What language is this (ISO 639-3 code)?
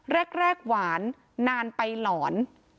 tha